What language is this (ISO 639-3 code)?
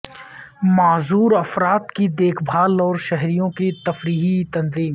urd